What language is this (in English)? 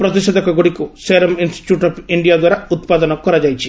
Odia